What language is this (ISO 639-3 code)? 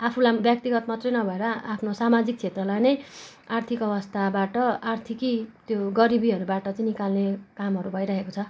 nep